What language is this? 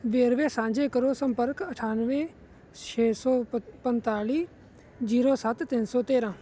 Punjabi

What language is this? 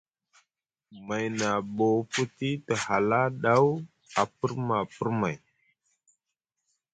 Musgu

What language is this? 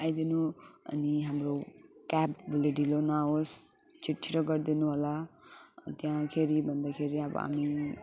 Nepali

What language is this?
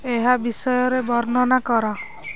Odia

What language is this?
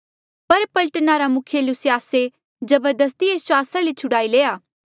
Mandeali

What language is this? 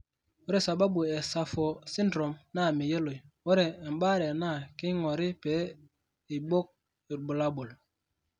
Masai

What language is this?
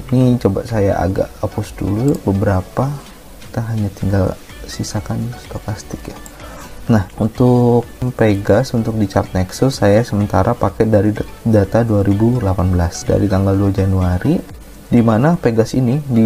Indonesian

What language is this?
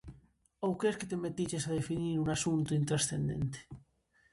Galician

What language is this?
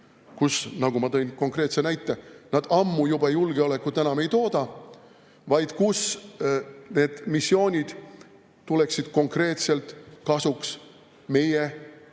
Estonian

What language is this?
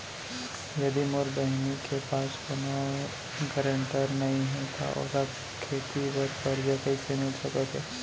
Chhattisgarhi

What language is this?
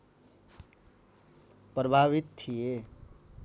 Nepali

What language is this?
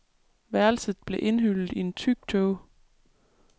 Danish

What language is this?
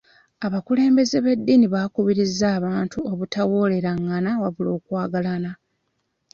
Ganda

